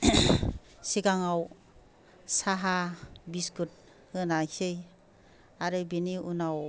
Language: Bodo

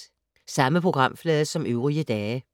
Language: Danish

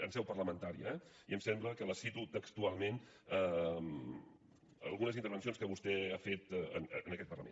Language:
Catalan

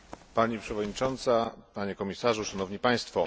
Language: Polish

